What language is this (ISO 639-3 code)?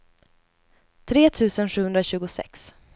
swe